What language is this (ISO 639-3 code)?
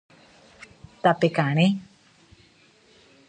grn